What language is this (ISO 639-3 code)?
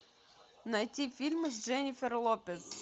rus